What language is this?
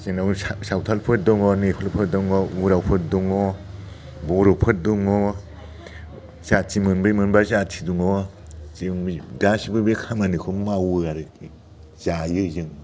Bodo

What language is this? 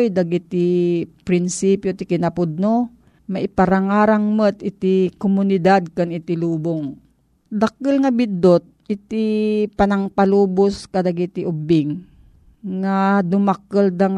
Filipino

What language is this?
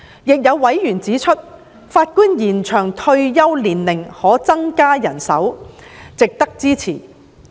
Cantonese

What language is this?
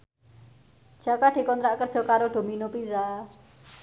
Javanese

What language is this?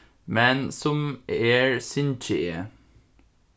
Faroese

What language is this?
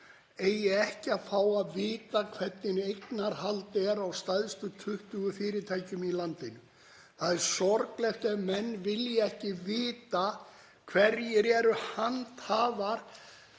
Icelandic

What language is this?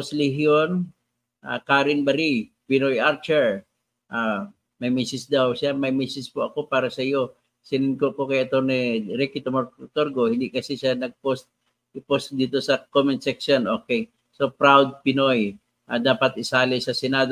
Filipino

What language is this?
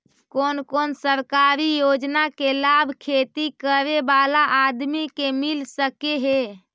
Magahi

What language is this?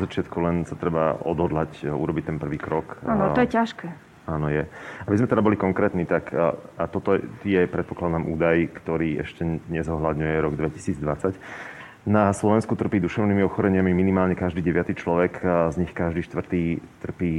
Slovak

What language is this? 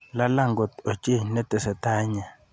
Kalenjin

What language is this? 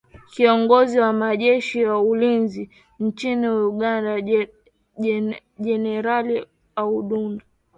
Swahili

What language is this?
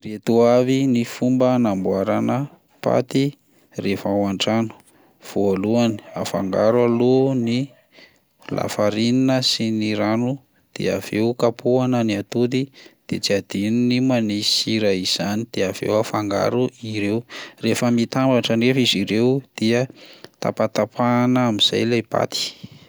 Malagasy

